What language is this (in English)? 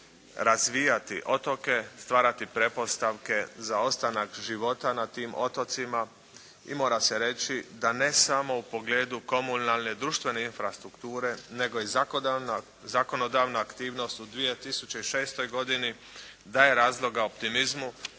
Croatian